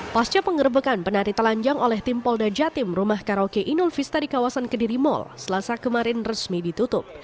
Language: Indonesian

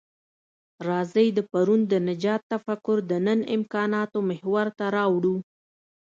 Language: Pashto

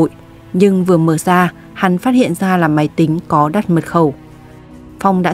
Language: Vietnamese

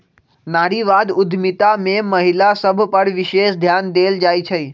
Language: Magahi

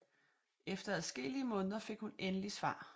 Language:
Danish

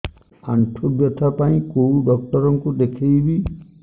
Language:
Odia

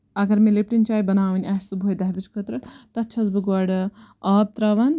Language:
Kashmiri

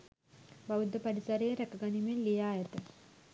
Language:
Sinhala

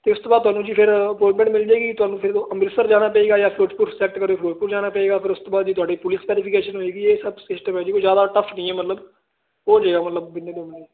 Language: Punjabi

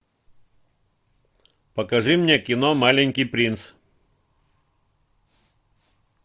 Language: Russian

